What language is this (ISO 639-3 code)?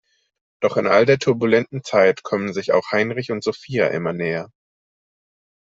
deu